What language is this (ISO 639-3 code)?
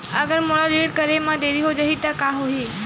hne